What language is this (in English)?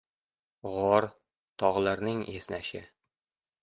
Uzbek